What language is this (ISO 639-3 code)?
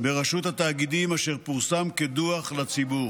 heb